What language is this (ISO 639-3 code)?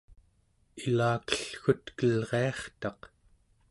esu